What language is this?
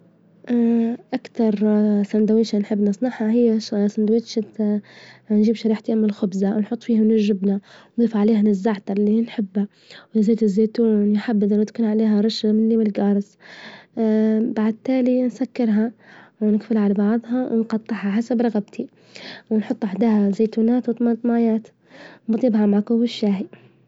Libyan Arabic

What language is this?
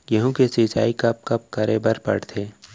Chhattisgarhi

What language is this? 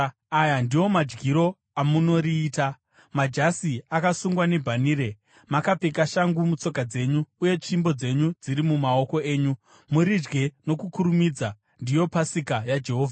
Shona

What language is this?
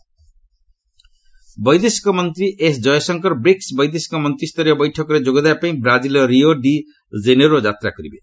Odia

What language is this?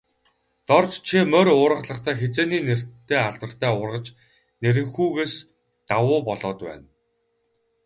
Mongolian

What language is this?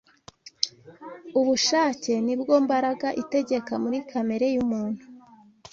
Kinyarwanda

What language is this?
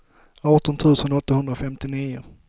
Swedish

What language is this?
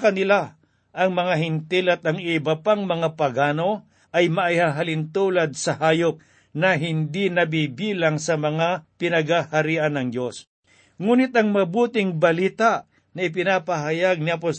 Filipino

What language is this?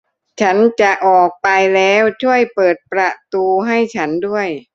Thai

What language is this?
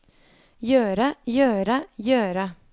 Norwegian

